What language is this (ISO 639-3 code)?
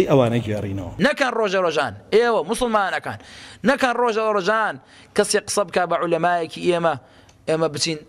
ara